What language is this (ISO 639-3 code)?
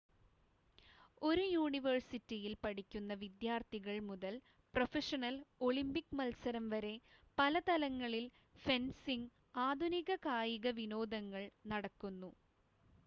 mal